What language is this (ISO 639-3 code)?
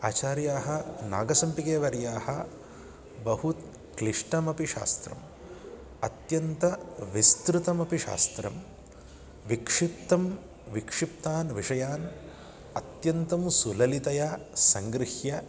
san